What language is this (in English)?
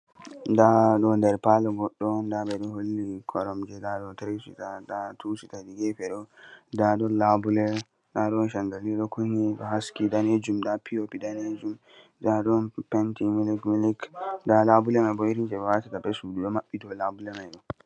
Fula